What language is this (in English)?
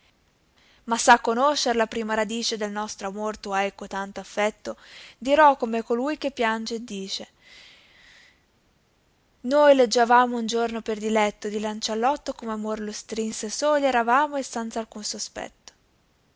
Italian